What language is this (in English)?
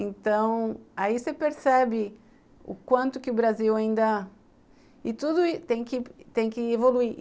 Portuguese